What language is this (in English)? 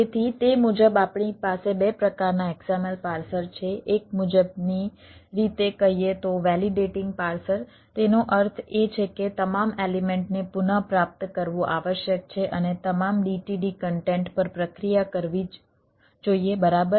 Gujarati